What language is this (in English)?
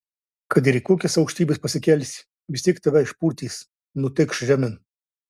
Lithuanian